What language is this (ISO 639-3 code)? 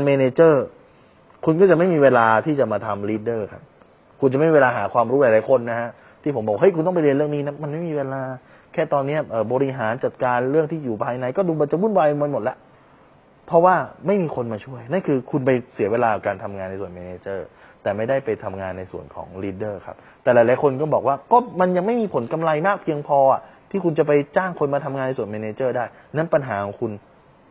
tha